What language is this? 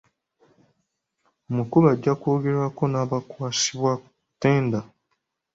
Ganda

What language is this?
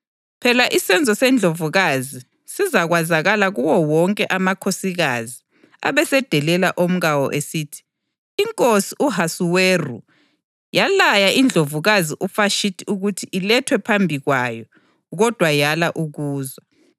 North Ndebele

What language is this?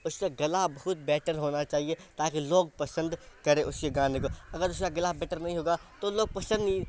Urdu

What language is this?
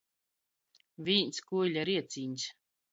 Latgalian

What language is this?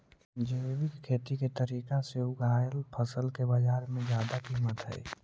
Magahi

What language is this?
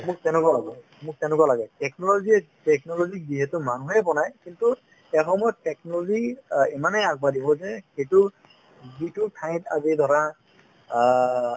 Assamese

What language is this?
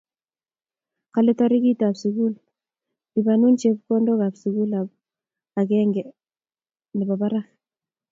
Kalenjin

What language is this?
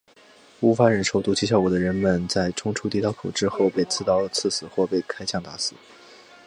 Chinese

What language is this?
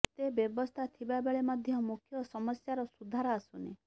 Odia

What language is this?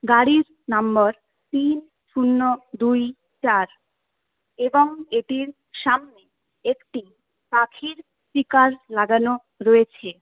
Bangla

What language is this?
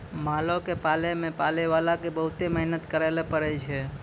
Maithili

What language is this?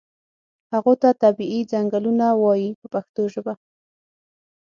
Pashto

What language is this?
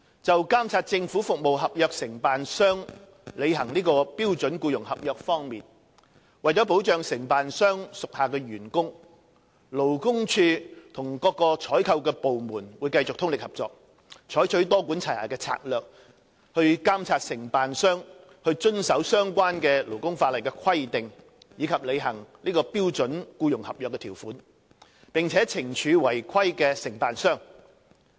Cantonese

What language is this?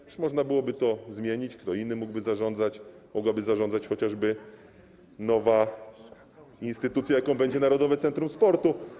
Polish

